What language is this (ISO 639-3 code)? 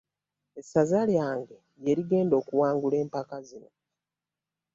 lug